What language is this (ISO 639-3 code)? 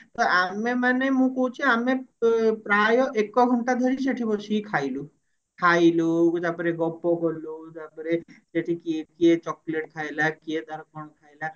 ori